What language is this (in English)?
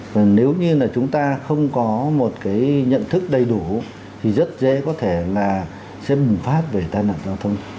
Vietnamese